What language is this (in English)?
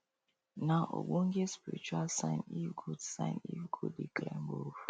Nigerian Pidgin